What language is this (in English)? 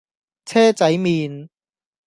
Cantonese